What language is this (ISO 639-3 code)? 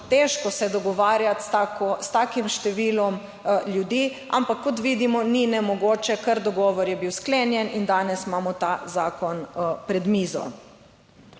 slv